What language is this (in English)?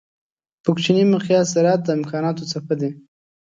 Pashto